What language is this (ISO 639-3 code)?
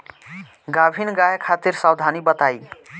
bho